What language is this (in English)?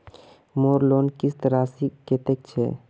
Magahi